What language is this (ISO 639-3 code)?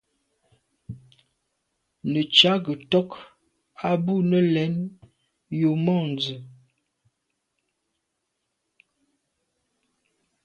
byv